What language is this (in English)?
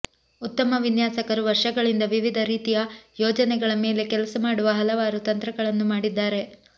Kannada